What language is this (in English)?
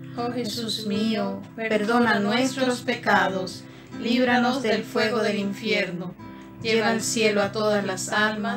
Spanish